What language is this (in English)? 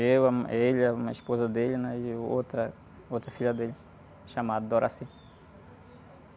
Portuguese